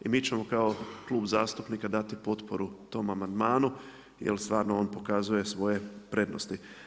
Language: Croatian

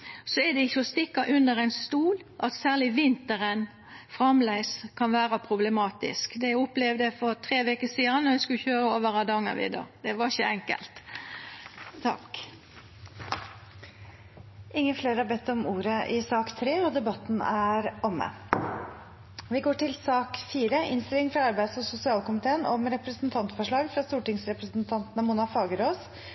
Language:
Norwegian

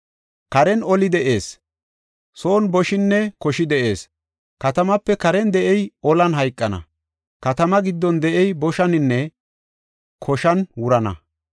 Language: Gofa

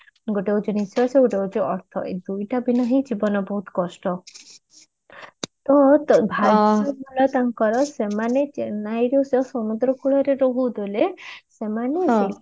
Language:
Odia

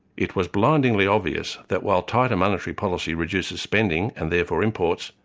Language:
English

